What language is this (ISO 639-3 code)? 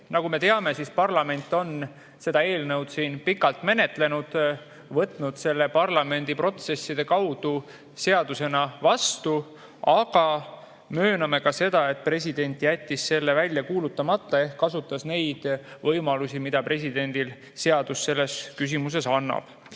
est